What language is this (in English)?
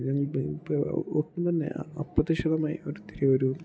Malayalam